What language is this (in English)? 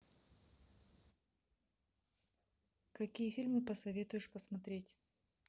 Russian